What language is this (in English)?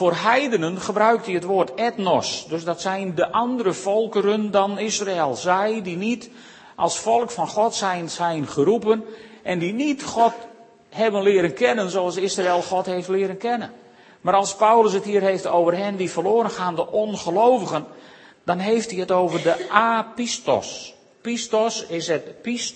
Dutch